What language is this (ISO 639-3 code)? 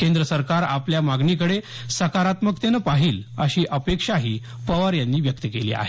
mar